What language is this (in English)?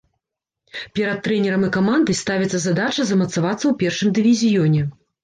Belarusian